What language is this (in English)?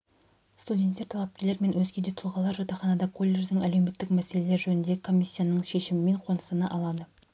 Kazakh